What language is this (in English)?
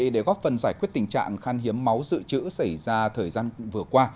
Vietnamese